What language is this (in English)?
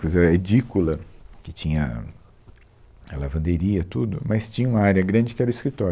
Portuguese